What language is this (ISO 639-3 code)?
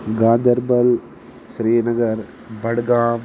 kas